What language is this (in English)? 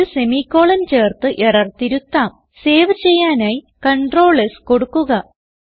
Malayalam